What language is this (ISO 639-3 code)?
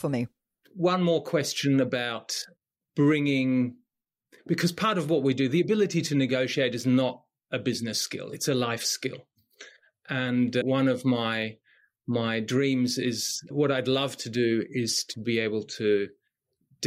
eng